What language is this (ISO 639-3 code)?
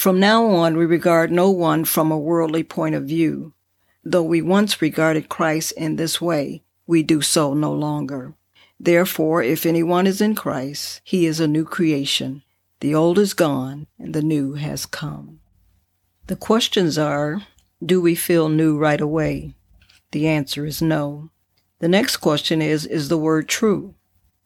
eng